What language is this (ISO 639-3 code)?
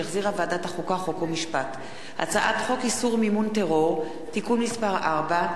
heb